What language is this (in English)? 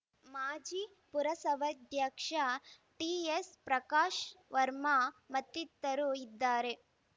Kannada